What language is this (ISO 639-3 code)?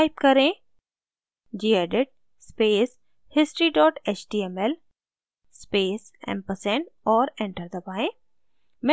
hin